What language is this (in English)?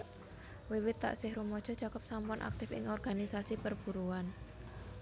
Javanese